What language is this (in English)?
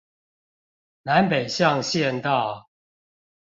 Chinese